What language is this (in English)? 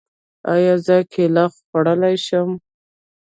Pashto